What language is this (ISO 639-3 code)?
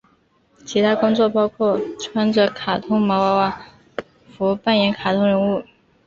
zho